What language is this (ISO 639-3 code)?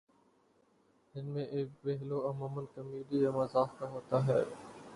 urd